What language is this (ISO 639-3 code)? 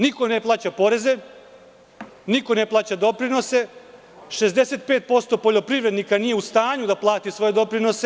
srp